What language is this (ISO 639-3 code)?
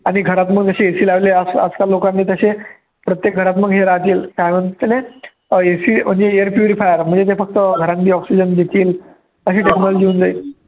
mar